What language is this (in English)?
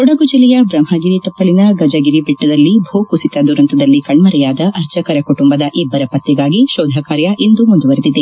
Kannada